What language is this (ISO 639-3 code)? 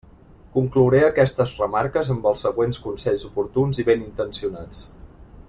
cat